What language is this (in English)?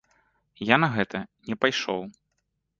Belarusian